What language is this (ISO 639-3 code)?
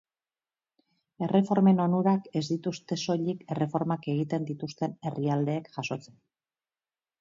eus